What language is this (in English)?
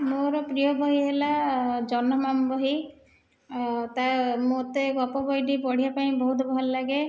Odia